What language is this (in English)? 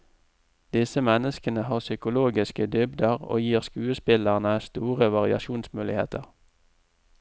Norwegian